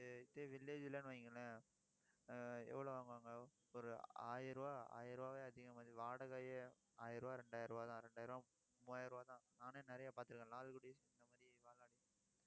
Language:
Tamil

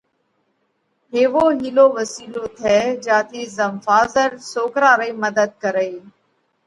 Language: Parkari Koli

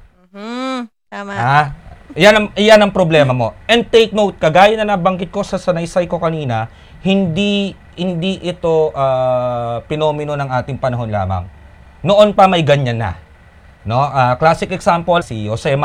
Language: Filipino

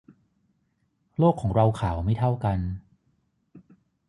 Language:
Thai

